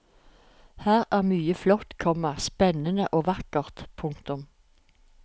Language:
Norwegian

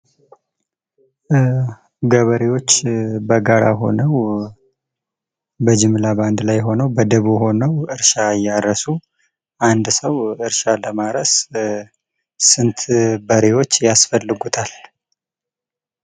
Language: Amharic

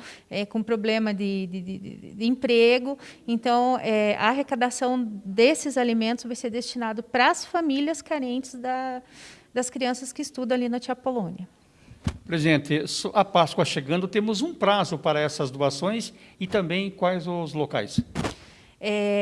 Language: Portuguese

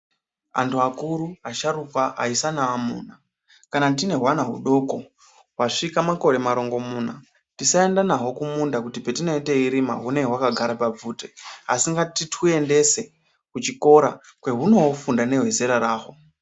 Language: Ndau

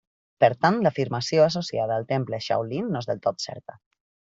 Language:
Catalan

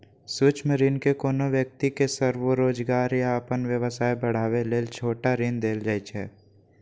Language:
Maithili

